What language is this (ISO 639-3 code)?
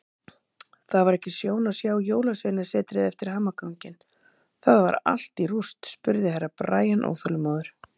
isl